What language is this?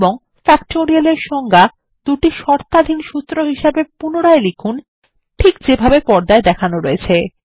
Bangla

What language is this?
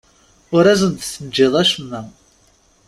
Kabyle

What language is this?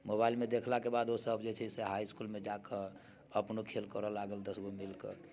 Maithili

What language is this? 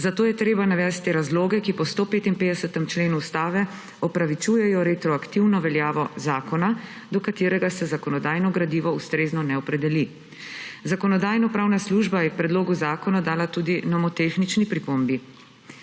Slovenian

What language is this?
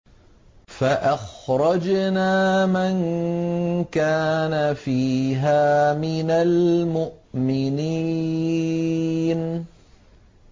Arabic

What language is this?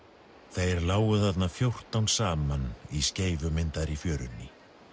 Icelandic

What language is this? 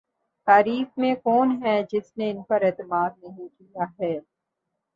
Urdu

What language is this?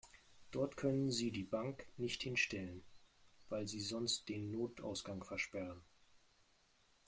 German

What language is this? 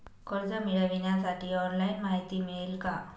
Marathi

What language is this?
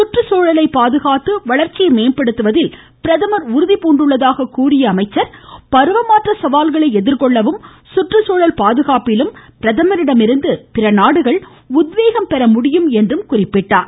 Tamil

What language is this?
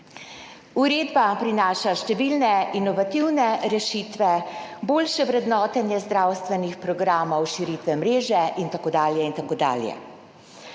Slovenian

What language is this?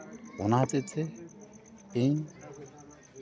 Santali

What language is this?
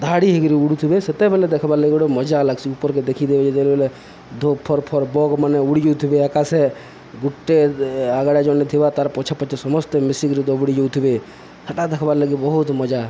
Odia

